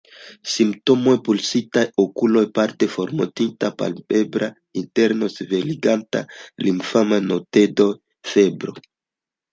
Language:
Esperanto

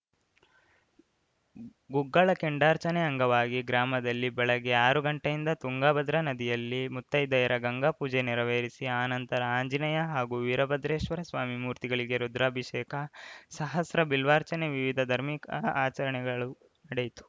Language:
Kannada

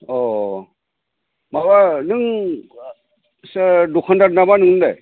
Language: Bodo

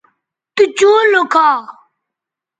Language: Bateri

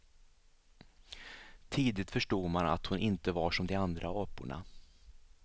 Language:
Swedish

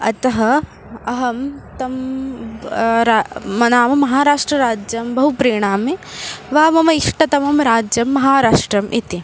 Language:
Sanskrit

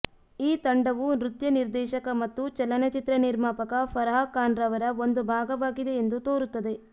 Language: Kannada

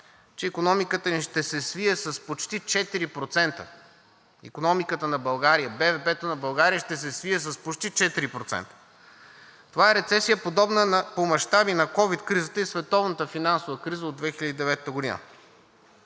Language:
Bulgarian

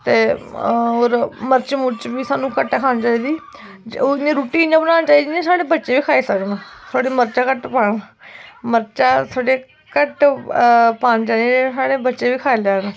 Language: Dogri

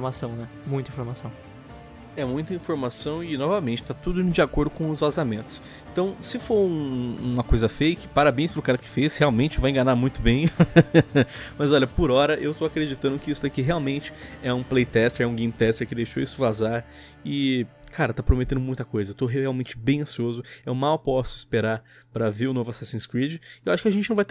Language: Portuguese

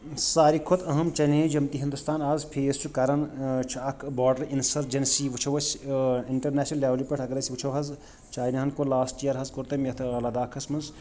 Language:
Kashmiri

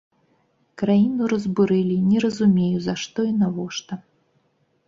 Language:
Belarusian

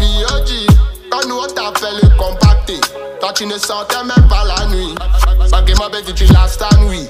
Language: French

